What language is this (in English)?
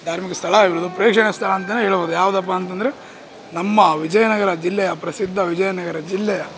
Kannada